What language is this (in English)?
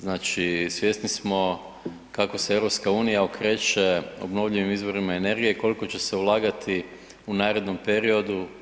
Croatian